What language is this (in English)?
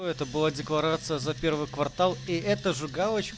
Russian